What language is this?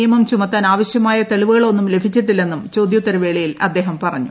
Malayalam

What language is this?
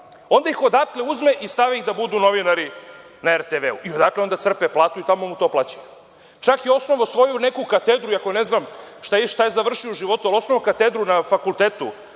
Serbian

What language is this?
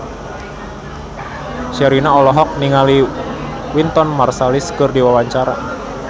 Sundanese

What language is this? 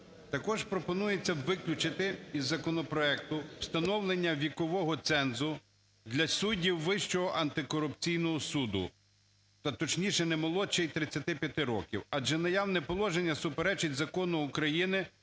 Ukrainian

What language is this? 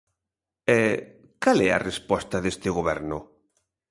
Galician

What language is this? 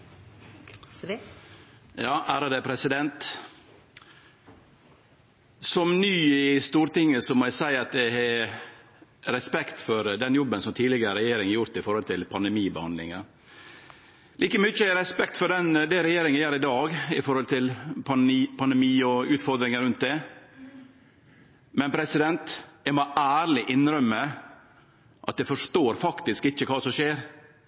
Norwegian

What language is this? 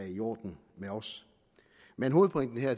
Danish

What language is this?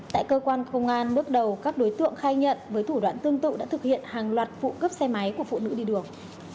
Vietnamese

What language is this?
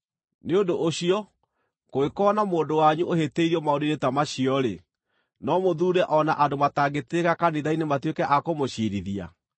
Kikuyu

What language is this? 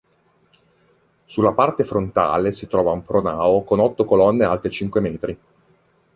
Italian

